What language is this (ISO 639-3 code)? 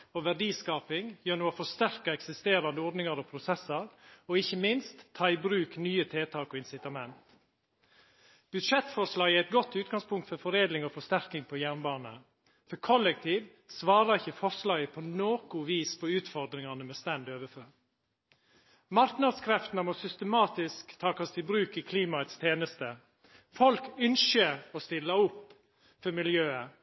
nno